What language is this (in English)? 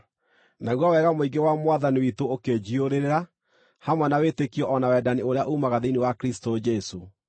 Kikuyu